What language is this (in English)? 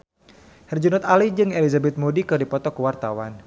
Sundanese